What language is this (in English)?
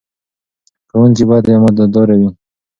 Pashto